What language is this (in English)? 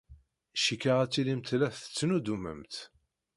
Kabyle